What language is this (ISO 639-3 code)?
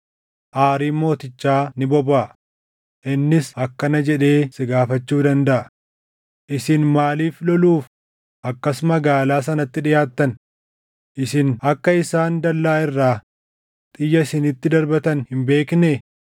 orm